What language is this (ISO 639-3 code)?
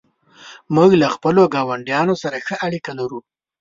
pus